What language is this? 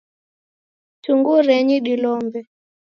Taita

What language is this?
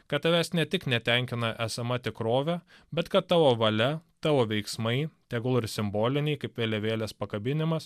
Lithuanian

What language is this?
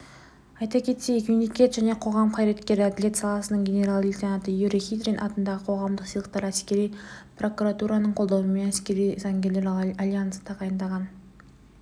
Kazakh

